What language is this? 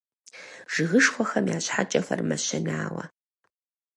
Kabardian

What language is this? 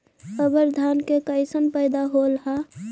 Magahi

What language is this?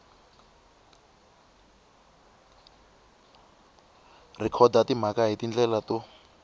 Tsonga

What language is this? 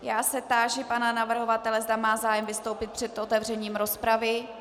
Czech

